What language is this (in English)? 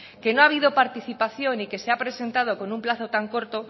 Spanish